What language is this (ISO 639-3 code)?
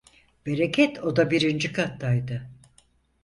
tur